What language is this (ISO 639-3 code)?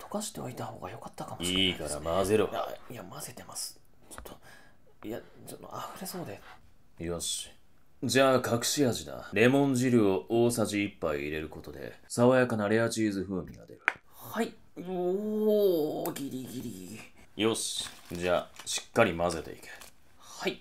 jpn